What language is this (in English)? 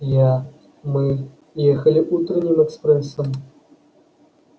Russian